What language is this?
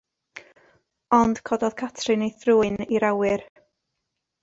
Welsh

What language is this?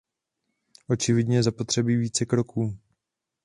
Czech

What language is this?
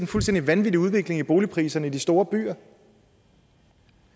Danish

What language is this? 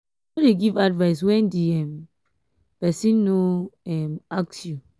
Nigerian Pidgin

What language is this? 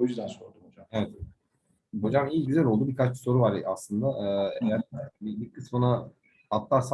Turkish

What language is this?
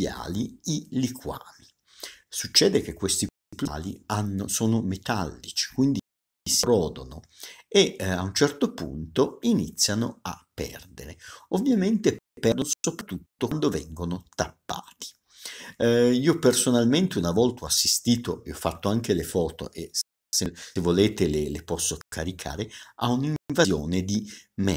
Italian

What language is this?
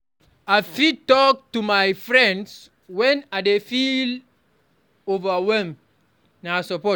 Nigerian Pidgin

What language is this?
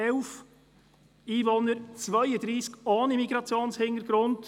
Swiss German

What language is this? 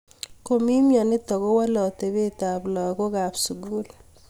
Kalenjin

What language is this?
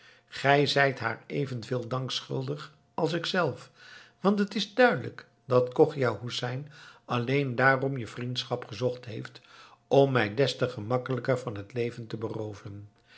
Dutch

